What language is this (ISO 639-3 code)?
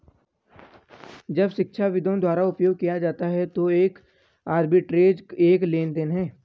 hin